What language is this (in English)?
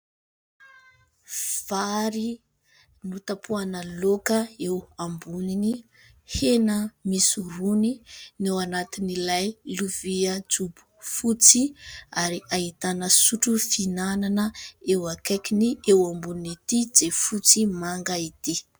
Malagasy